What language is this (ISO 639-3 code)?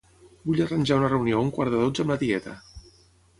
cat